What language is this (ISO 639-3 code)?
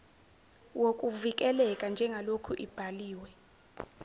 zul